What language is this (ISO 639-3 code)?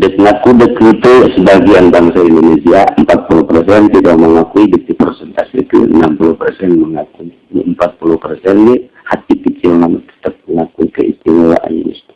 ind